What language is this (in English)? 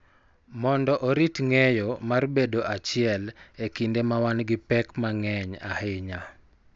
Luo (Kenya and Tanzania)